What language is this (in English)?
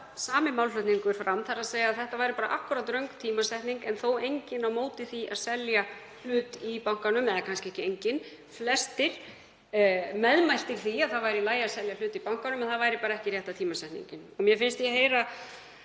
Icelandic